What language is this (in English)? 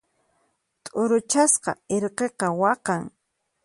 Puno Quechua